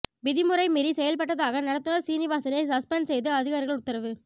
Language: Tamil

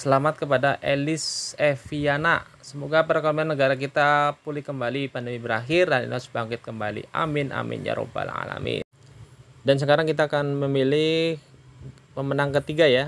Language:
Indonesian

